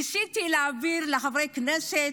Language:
Hebrew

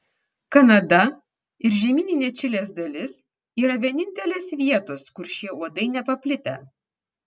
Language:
Lithuanian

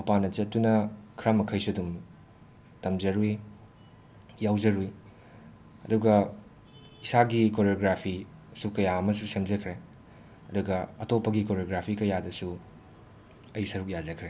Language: Manipuri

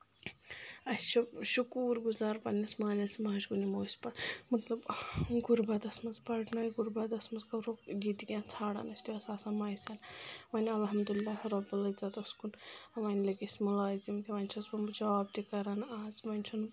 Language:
Kashmiri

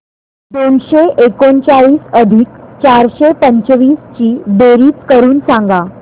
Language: Marathi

